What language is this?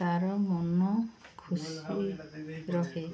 Odia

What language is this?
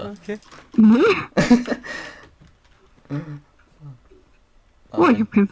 German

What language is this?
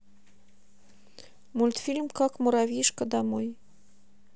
Russian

